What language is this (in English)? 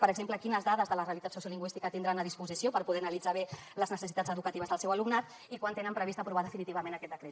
Catalan